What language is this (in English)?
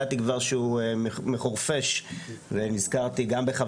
Hebrew